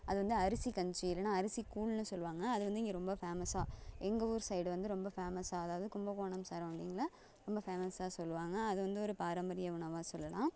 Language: Tamil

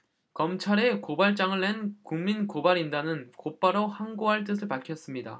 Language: Korean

